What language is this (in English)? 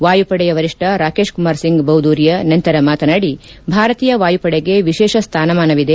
Kannada